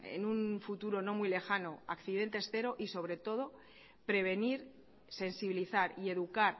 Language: Spanish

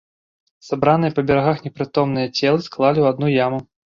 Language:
Belarusian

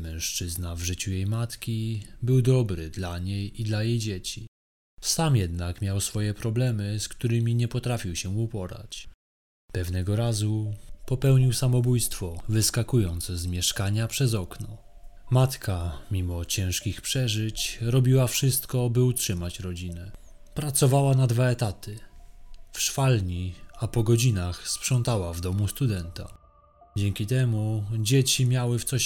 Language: Polish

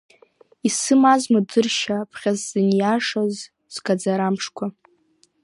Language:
Abkhazian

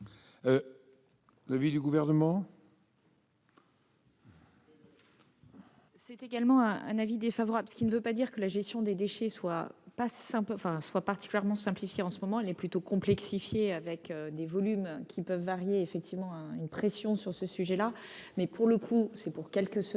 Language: French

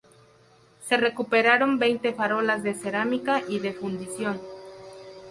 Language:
Spanish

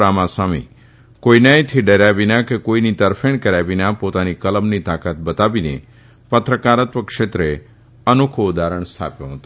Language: Gujarati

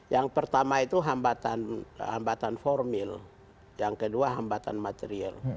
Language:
Indonesian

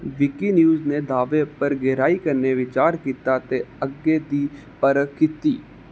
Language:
Dogri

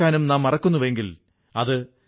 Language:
Malayalam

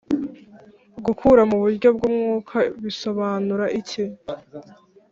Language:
Kinyarwanda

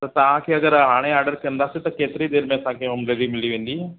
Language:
Sindhi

